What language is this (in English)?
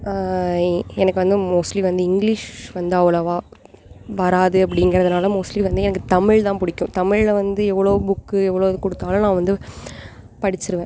Tamil